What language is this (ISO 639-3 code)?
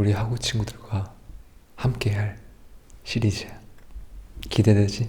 kor